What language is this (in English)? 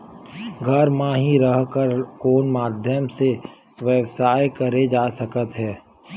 Chhattisgarhi